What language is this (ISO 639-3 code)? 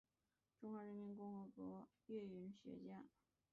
zho